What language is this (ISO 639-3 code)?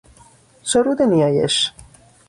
fas